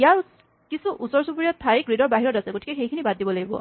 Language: Assamese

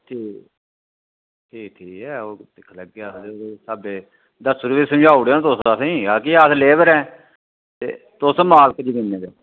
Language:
Dogri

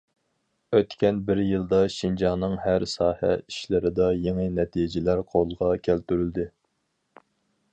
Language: Uyghur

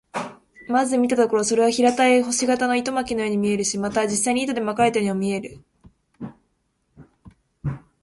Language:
Japanese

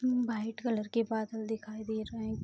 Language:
Hindi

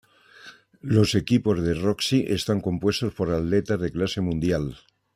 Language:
Spanish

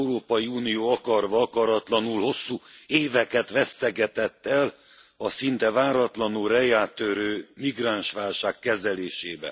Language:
Hungarian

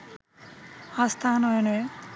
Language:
Bangla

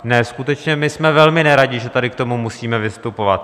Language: Czech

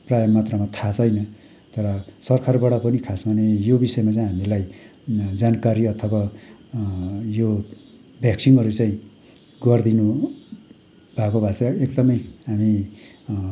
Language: Nepali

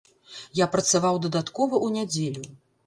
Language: Belarusian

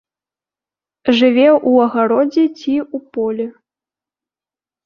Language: Belarusian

